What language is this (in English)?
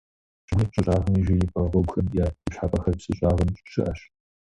Kabardian